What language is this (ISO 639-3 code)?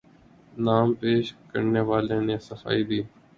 urd